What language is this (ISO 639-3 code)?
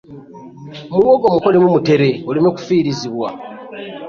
lug